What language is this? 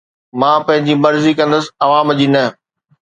Sindhi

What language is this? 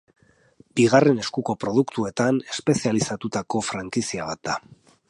Basque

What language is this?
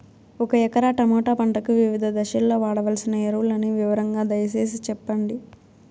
Telugu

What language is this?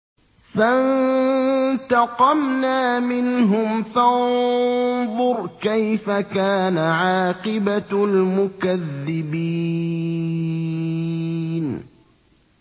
Arabic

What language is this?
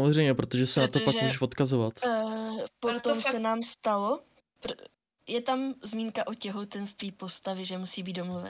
Czech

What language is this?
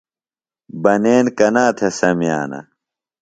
Phalura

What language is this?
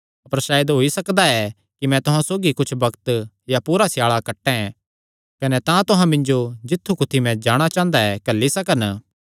Kangri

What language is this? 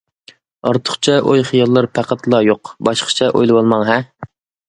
Uyghur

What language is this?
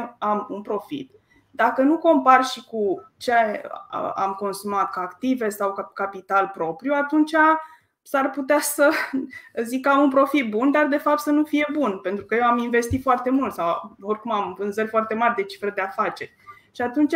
Romanian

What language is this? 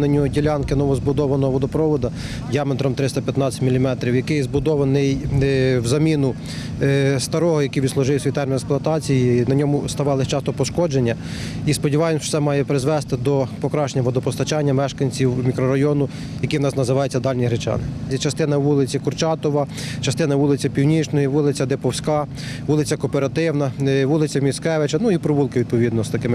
Ukrainian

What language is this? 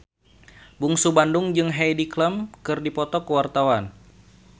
Sundanese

